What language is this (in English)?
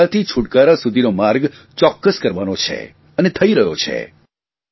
Gujarati